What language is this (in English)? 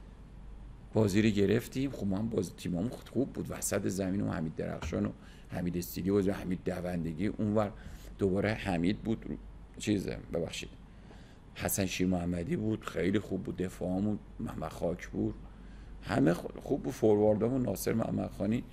Persian